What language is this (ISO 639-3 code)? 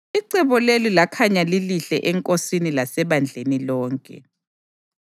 nde